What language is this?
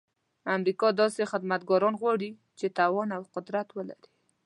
Pashto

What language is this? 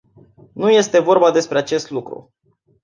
Romanian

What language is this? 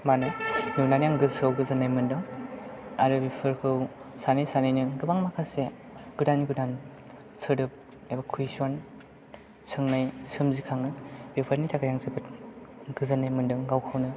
Bodo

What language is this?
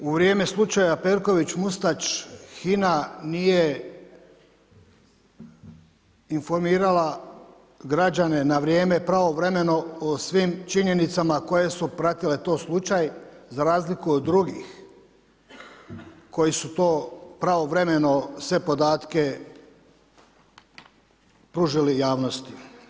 Croatian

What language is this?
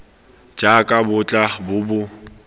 Tswana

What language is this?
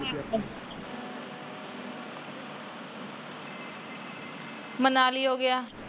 Punjabi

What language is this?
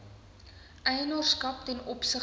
Afrikaans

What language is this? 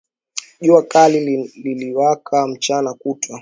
Swahili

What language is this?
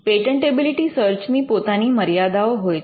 Gujarati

